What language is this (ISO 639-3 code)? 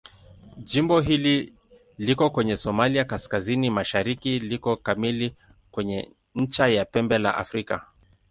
swa